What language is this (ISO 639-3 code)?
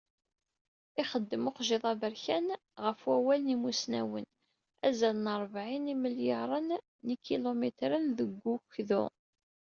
kab